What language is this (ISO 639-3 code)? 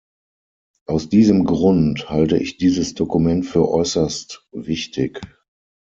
deu